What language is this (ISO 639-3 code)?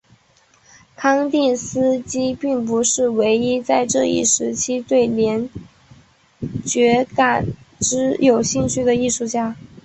zho